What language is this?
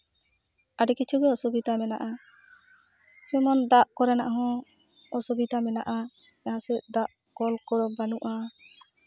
Santali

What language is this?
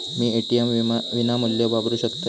Marathi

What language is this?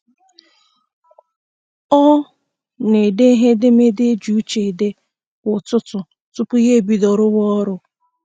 Igbo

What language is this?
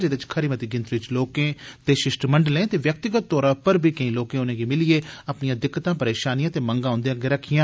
Dogri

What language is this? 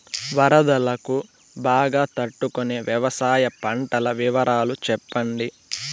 Telugu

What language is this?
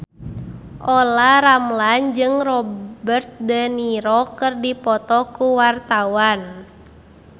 Sundanese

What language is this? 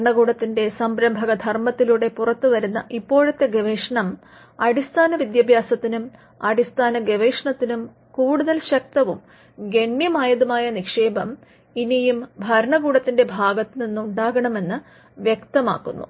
Malayalam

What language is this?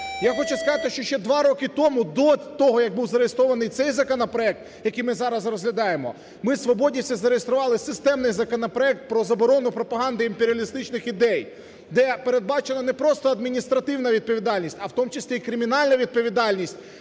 Ukrainian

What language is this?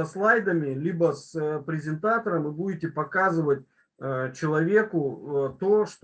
Russian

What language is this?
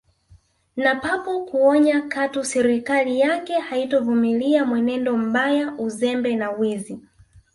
Swahili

